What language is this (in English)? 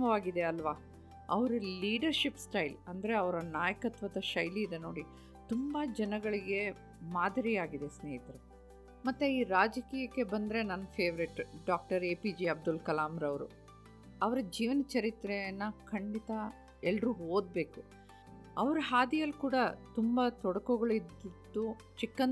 Kannada